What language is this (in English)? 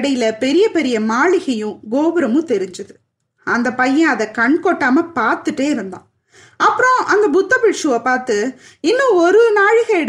Tamil